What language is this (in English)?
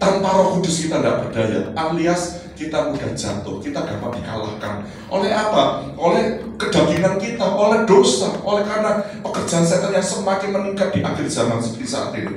Indonesian